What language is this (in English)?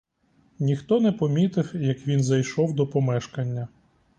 Ukrainian